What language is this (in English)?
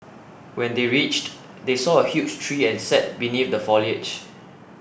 English